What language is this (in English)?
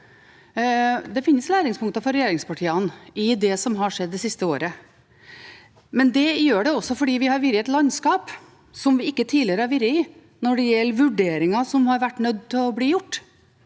Norwegian